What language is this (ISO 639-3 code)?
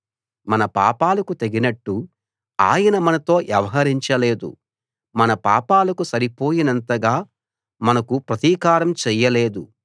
tel